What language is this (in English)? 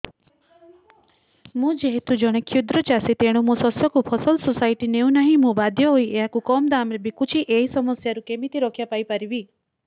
Odia